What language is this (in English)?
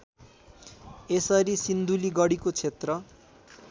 Nepali